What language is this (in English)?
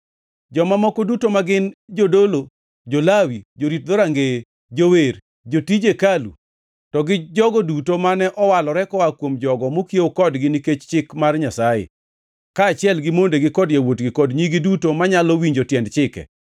Luo (Kenya and Tanzania)